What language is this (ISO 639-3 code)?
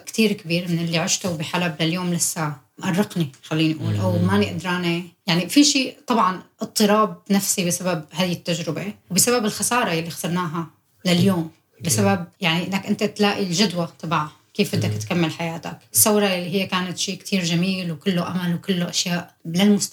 ara